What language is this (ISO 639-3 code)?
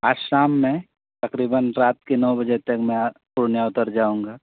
urd